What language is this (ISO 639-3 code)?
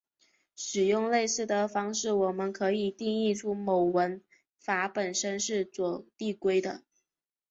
zho